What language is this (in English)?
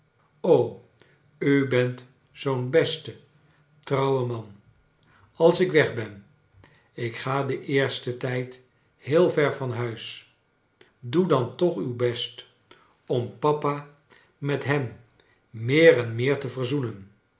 Dutch